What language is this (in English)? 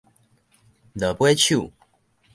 Min Nan Chinese